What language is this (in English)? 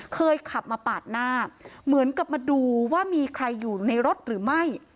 Thai